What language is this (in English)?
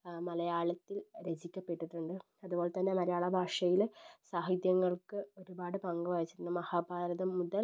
Malayalam